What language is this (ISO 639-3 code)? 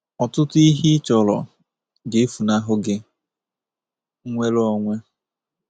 ibo